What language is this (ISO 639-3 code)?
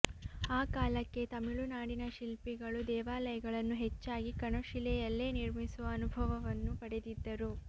kan